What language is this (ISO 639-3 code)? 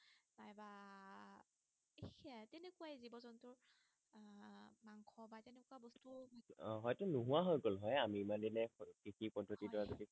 asm